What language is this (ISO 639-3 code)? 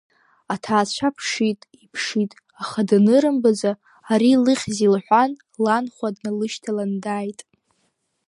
abk